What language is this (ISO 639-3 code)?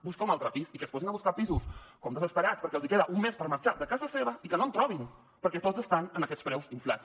cat